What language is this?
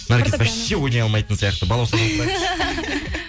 Kazakh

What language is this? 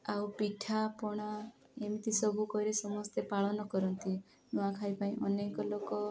Odia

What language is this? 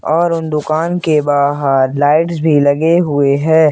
Hindi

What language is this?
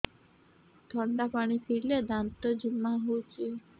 Odia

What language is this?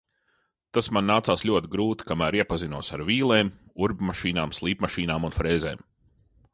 Latvian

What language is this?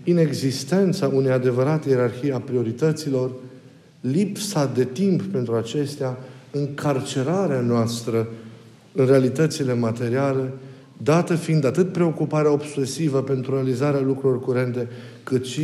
Romanian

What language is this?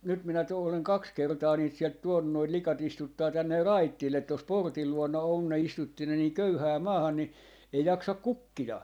Finnish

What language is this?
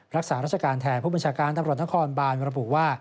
Thai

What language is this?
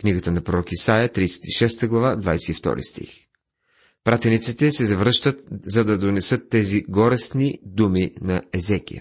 Bulgarian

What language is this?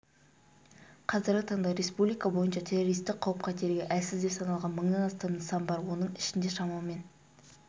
Kazakh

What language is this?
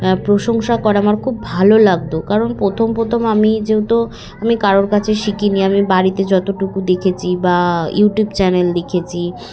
Bangla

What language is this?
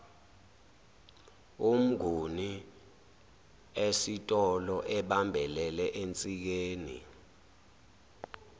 Zulu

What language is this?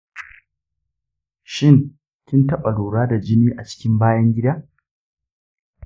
Hausa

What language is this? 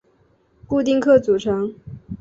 Chinese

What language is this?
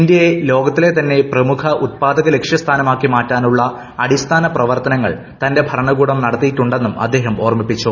Malayalam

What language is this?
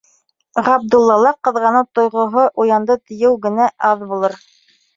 Bashkir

